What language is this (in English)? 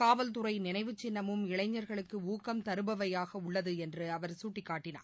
Tamil